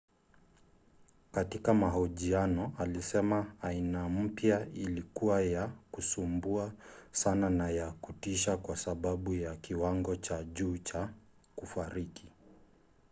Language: Swahili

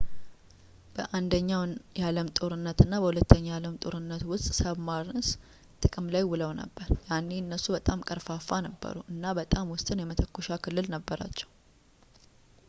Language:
Amharic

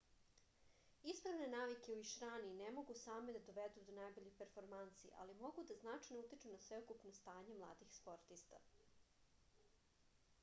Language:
Serbian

